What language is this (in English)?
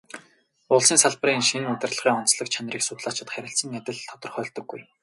Mongolian